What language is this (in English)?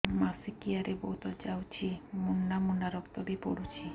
Odia